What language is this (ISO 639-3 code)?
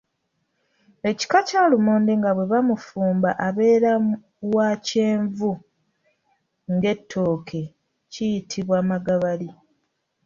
lug